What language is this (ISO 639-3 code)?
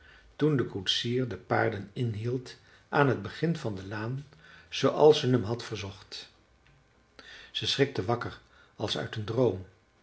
nld